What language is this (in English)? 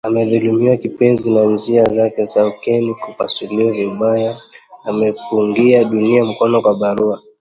Swahili